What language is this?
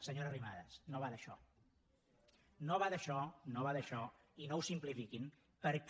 Catalan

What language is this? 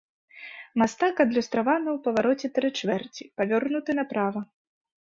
Belarusian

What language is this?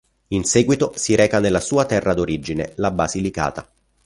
Italian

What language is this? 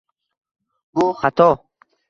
Uzbek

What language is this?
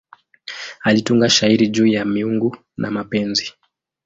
Swahili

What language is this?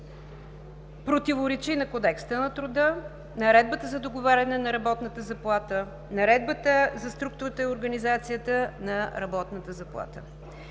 Bulgarian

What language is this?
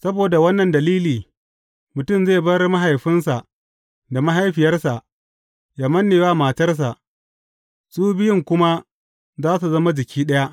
Hausa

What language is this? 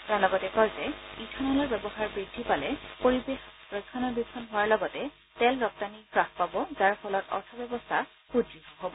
Assamese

